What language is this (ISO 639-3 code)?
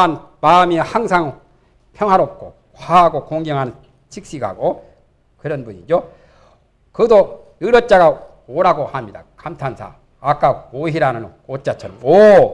kor